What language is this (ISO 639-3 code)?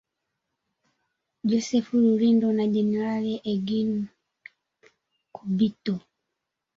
swa